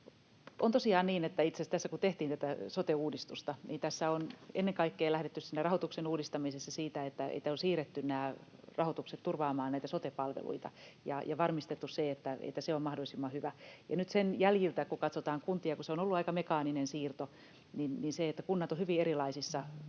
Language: Finnish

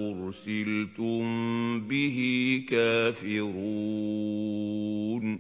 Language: Arabic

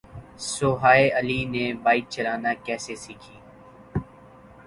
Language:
Urdu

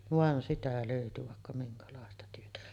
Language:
Finnish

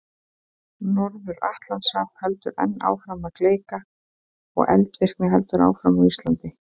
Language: Icelandic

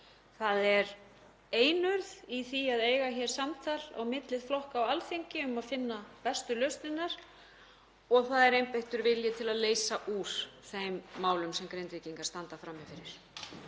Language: Icelandic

